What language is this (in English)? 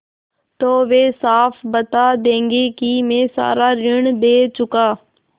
Hindi